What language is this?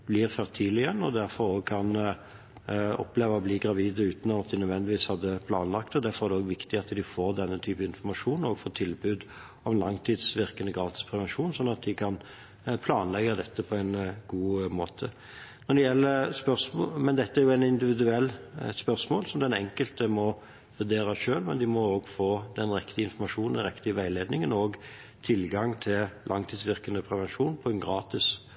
Norwegian Bokmål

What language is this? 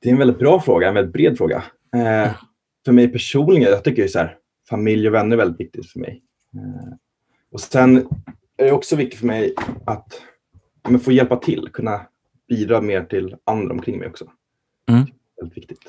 Swedish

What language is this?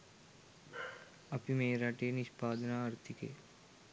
Sinhala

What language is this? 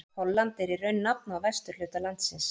Icelandic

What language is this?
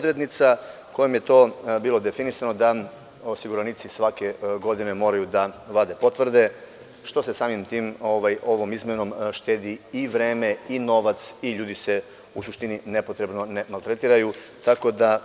Serbian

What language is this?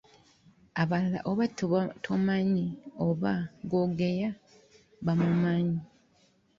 Ganda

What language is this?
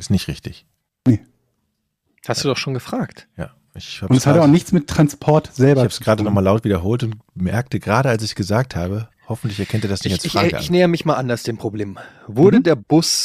German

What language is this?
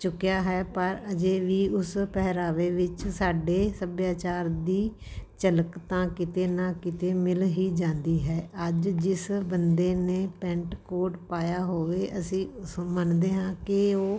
Punjabi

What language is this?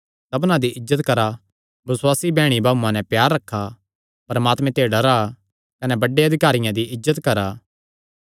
Kangri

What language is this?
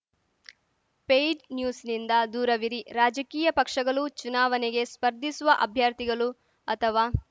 Kannada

